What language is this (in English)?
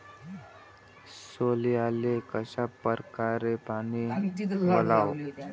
Marathi